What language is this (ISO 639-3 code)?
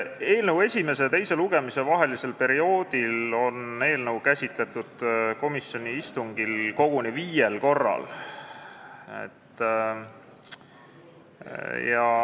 est